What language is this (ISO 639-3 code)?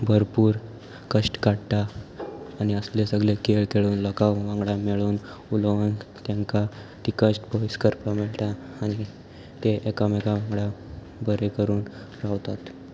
kok